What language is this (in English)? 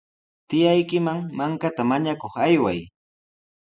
Sihuas Ancash Quechua